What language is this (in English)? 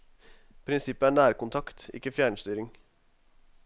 Norwegian